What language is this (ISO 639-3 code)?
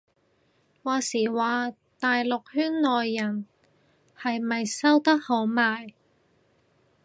yue